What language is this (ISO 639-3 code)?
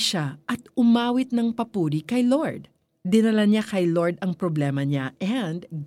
fil